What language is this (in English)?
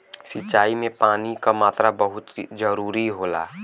Bhojpuri